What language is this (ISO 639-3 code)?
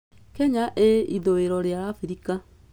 kik